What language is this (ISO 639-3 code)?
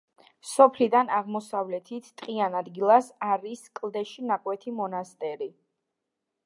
kat